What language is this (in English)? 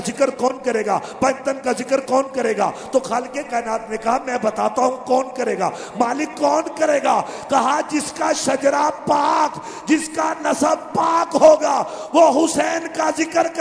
Urdu